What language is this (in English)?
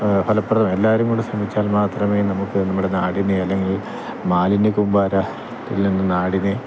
Malayalam